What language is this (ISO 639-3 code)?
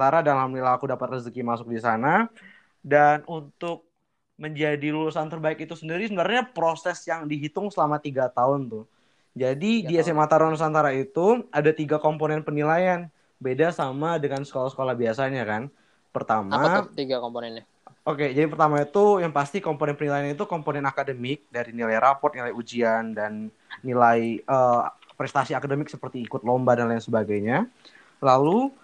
ind